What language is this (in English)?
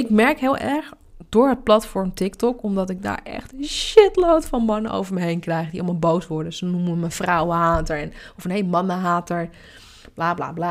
Dutch